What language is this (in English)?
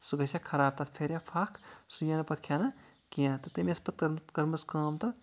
Kashmiri